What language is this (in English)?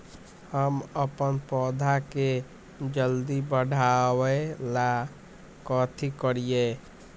Magahi